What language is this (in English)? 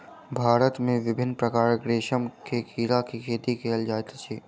Maithili